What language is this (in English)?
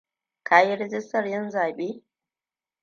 Hausa